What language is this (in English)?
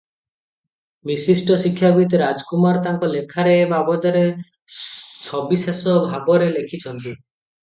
Odia